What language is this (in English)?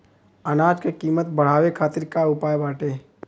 Bhojpuri